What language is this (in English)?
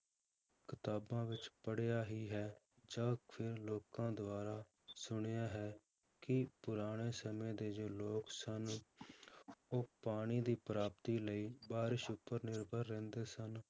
Punjabi